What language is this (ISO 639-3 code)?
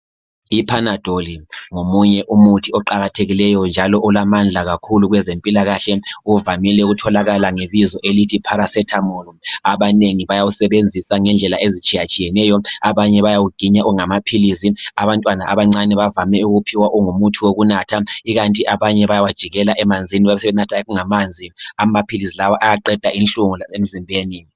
nde